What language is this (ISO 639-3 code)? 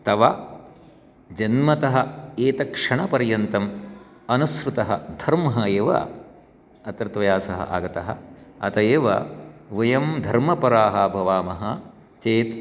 san